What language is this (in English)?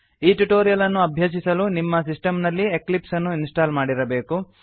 Kannada